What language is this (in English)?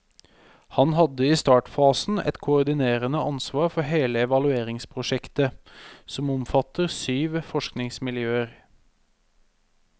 Norwegian